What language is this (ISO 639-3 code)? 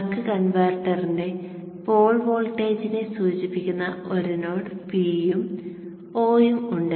mal